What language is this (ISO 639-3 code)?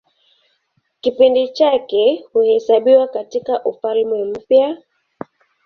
swa